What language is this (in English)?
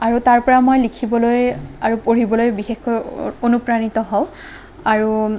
Assamese